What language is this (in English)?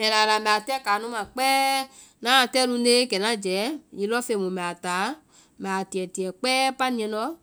Vai